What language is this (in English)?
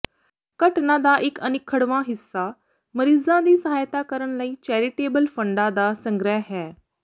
Punjabi